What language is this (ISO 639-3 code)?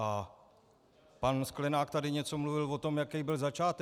ces